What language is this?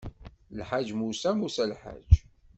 Kabyle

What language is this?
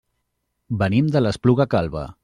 Catalan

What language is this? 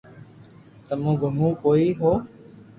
Loarki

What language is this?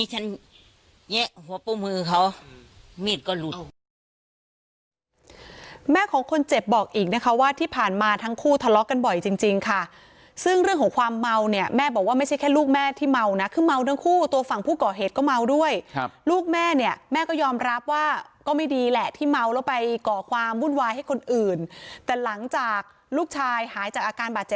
Thai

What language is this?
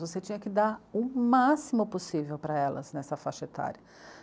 Portuguese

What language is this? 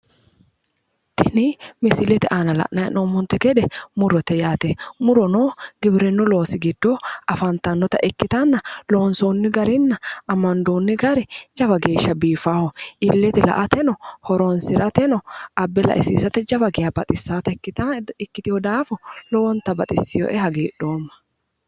Sidamo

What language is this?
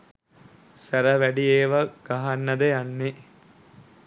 Sinhala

